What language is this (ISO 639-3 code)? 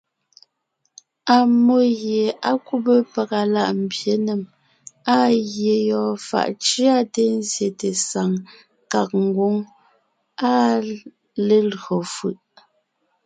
nnh